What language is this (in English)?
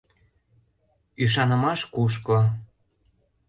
Mari